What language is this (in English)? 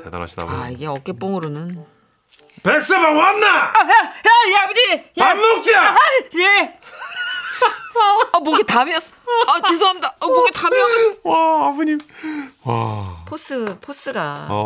Korean